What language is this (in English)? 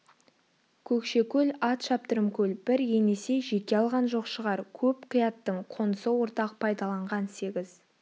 Kazakh